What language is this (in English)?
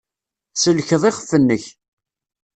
Kabyle